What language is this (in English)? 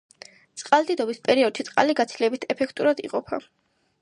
Georgian